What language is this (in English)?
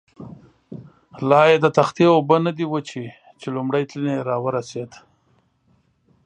Pashto